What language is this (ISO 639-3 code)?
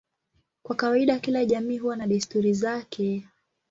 swa